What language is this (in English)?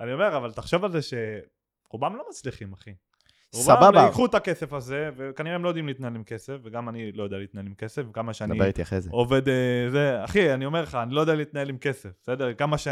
Hebrew